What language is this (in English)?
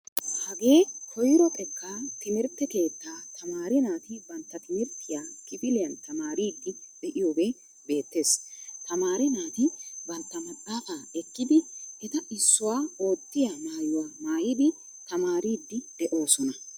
Wolaytta